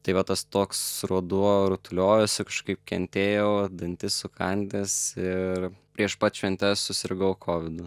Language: Lithuanian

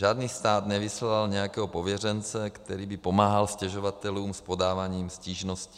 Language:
Czech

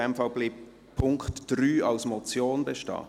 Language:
Swiss German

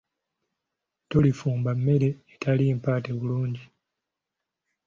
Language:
Ganda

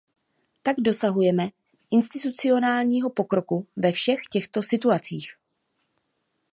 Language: Czech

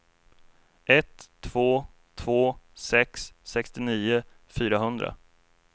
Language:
Swedish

